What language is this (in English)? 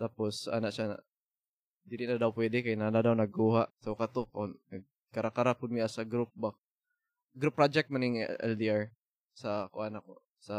Filipino